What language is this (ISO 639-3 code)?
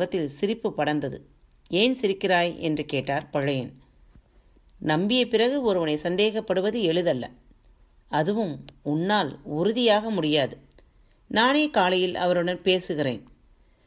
tam